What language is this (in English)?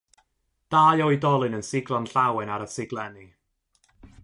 Welsh